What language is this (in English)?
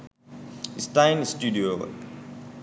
Sinhala